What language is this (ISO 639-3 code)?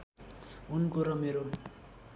nep